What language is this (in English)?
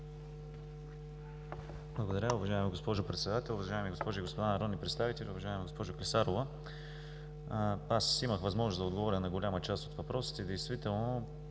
Bulgarian